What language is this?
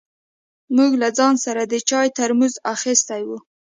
Pashto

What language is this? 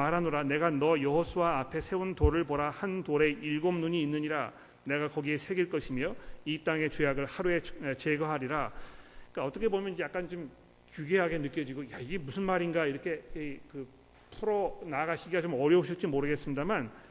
Korean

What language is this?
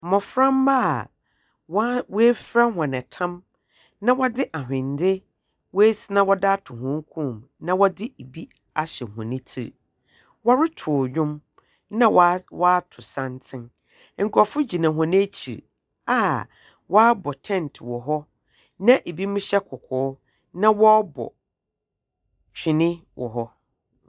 Akan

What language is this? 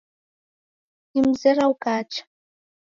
Taita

